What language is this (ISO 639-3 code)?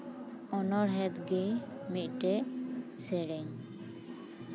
sat